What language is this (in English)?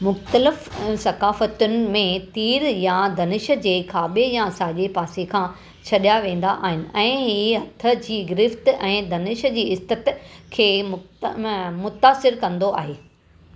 Sindhi